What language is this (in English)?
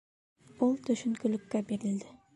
Bashkir